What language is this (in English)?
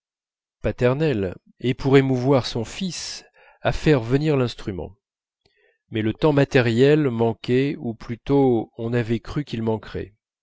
French